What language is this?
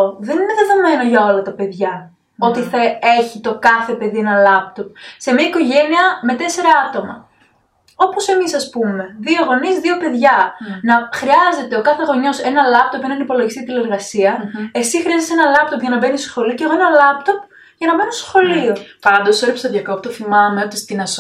Greek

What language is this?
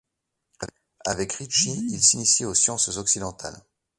French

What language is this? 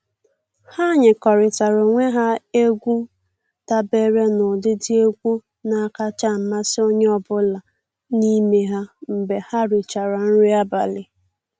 Igbo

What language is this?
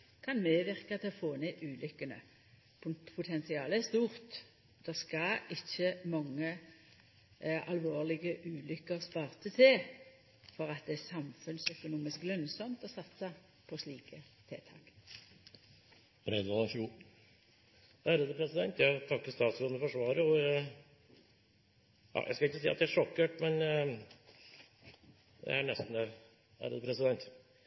Norwegian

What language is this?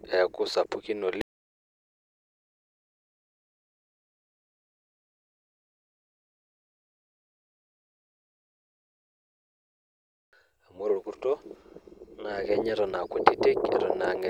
Masai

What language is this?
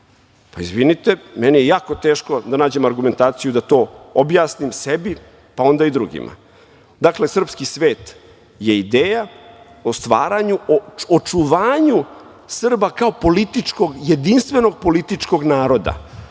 Serbian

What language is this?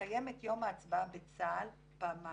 Hebrew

